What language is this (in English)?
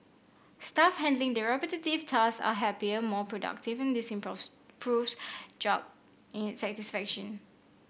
English